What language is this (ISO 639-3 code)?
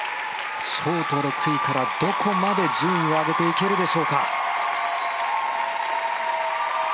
jpn